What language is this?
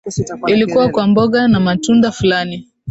Swahili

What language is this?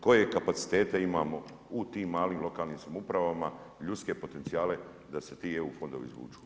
Croatian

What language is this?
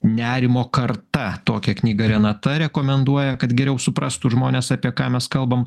Lithuanian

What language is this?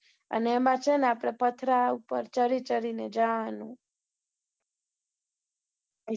Gujarati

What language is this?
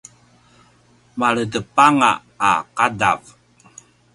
Paiwan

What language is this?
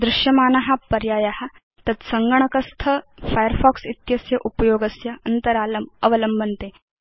Sanskrit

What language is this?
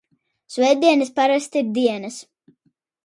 Latvian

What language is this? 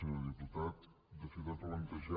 Catalan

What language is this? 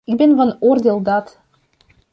Dutch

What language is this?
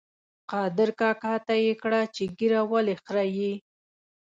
Pashto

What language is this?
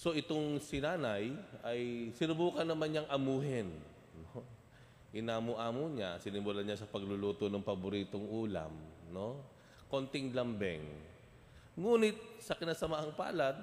Filipino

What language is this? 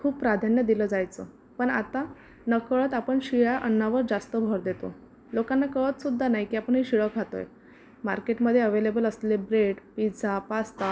Marathi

